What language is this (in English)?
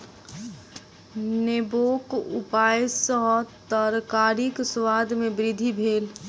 Maithili